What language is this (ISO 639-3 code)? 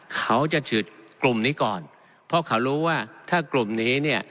tha